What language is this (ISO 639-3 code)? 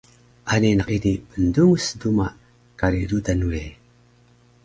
trv